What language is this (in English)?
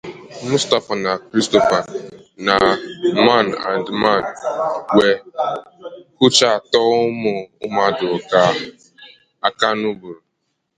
Igbo